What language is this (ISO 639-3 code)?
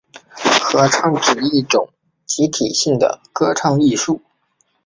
zho